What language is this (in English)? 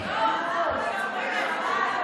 Hebrew